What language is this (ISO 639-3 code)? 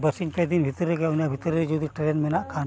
sat